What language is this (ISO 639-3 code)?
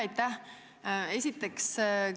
est